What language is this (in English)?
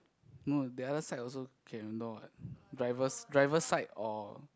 English